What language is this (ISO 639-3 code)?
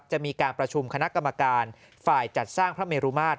tha